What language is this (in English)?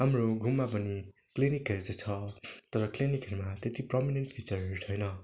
Nepali